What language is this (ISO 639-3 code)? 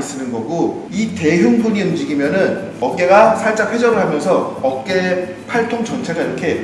kor